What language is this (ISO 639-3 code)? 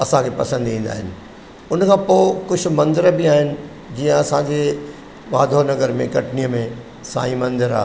snd